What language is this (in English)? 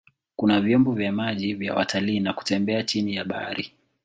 Swahili